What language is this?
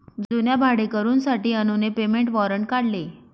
Marathi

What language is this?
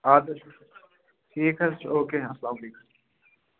Kashmiri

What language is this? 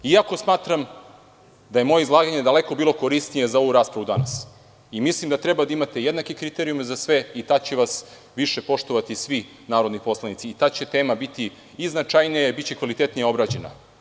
Serbian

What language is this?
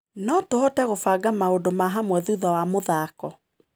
Kikuyu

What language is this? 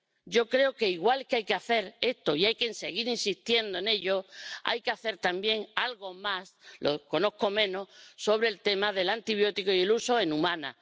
Spanish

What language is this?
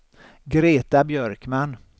Swedish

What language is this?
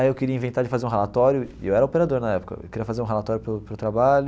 Portuguese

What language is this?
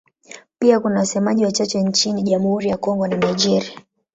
Swahili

